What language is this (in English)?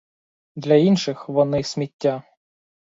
Ukrainian